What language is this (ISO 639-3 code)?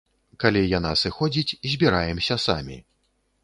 bel